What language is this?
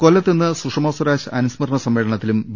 Malayalam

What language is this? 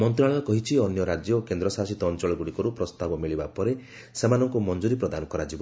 Odia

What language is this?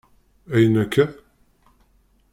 Kabyle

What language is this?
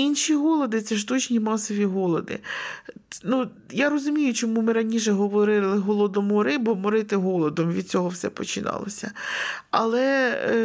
Ukrainian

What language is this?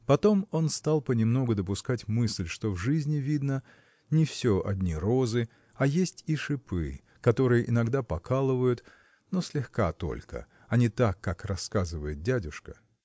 Russian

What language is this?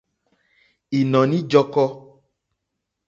Mokpwe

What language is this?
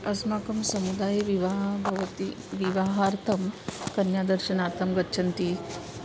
Sanskrit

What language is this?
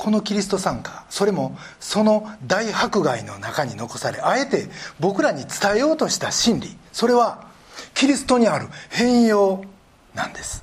Japanese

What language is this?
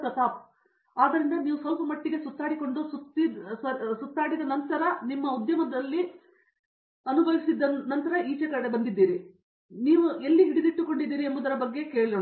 Kannada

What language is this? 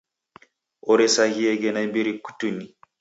Taita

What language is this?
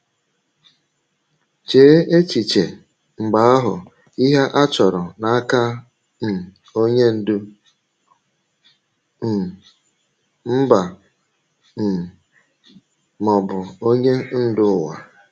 Igbo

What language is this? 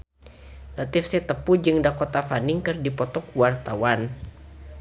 Sundanese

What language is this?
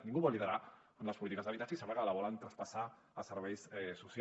Catalan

